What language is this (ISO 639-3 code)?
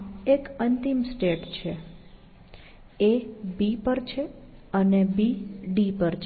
guj